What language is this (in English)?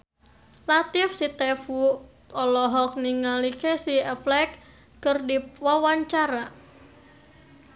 Sundanese